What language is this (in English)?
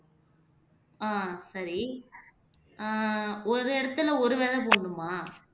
Tamil